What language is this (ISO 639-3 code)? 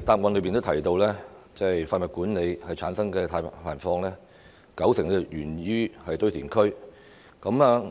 yue